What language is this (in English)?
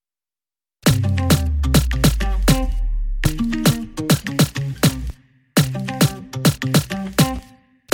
Turkish